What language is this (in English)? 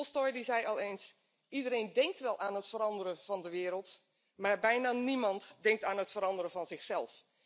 Dutch